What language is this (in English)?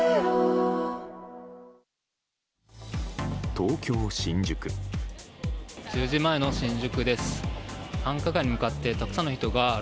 Japanese